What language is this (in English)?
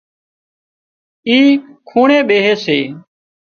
Wadiyara Koli